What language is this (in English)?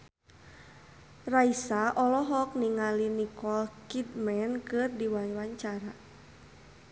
Sundanese